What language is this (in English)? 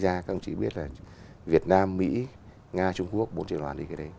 Vietnamese